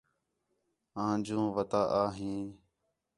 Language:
Khetrani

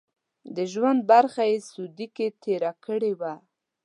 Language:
Pashto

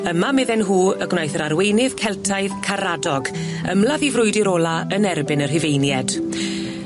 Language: Welsh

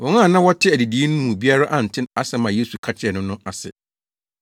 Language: Akan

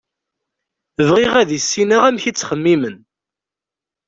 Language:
Kabyle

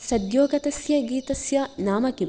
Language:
Sanskrit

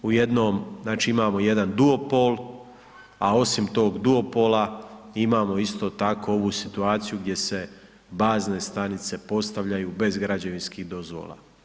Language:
Croatian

